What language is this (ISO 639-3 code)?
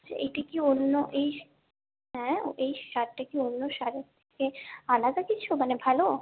ben